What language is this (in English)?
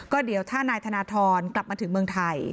Thai